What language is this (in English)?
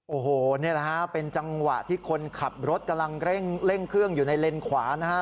Thai